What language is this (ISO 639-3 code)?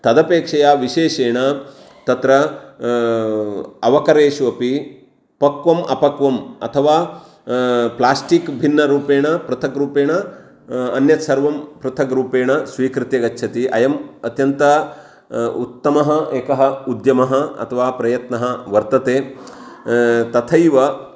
san